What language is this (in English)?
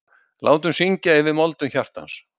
Icelandic